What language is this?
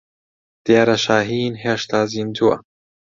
Central Kurdish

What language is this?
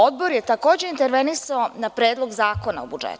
Serbian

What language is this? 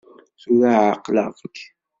Kabyle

